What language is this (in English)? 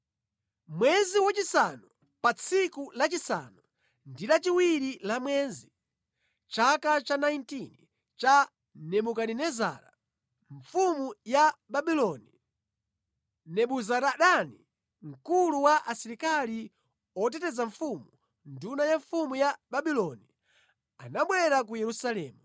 Nyanja